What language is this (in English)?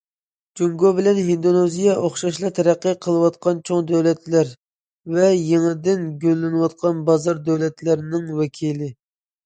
Uyghur